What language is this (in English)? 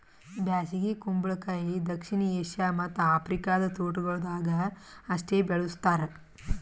Kannada